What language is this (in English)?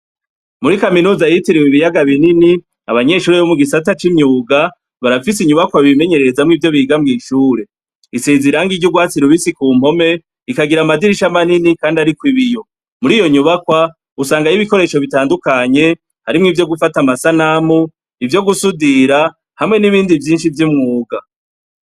Rundi